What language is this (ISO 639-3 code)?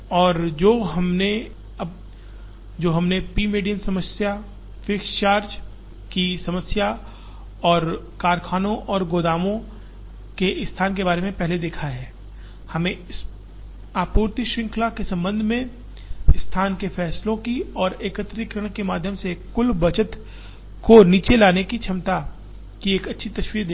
hin